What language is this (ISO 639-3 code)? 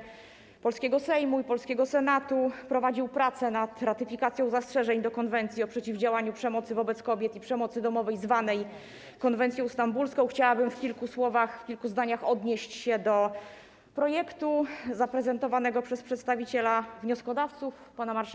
pol